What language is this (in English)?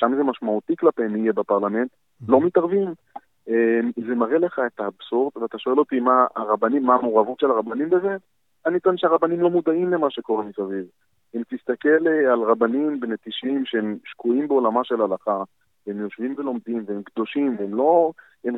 Hebrew